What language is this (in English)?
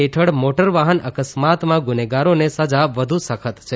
Gujarati